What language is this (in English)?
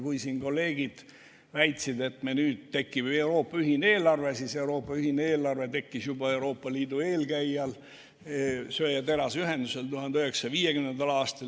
Estonian